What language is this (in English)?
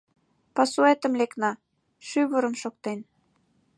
Mari